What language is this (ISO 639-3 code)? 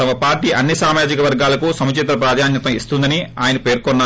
tel